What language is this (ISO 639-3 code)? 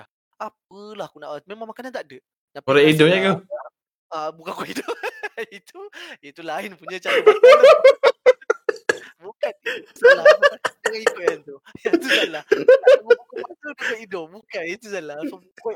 msa